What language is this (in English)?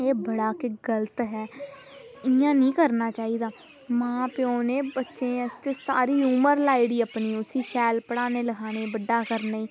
Dogri